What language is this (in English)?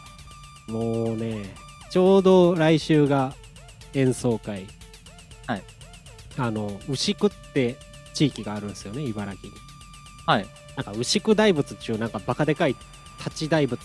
Japanese